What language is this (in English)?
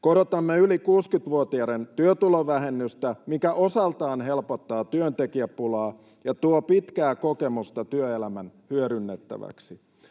Finnish